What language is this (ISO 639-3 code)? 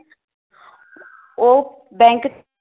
pan